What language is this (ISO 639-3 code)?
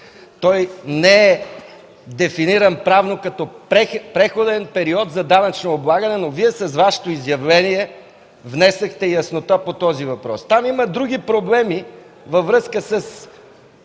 bul